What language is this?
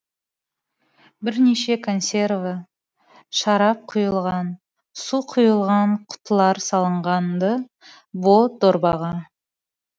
Kazakh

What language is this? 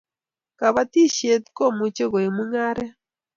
Kalenjin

